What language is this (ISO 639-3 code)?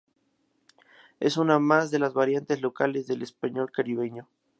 spa